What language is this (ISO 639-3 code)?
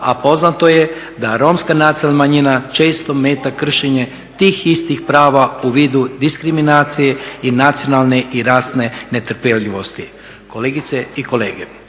hrv